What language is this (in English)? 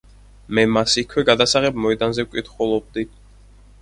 Georgian